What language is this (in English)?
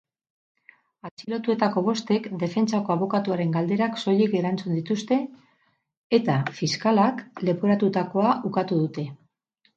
Basque